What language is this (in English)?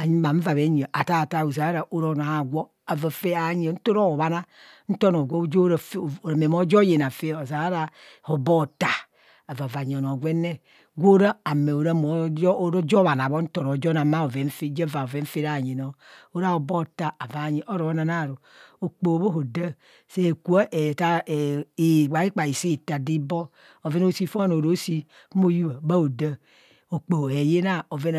Kohumono